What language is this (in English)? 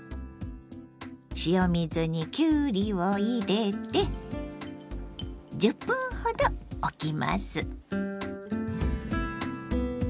Japanese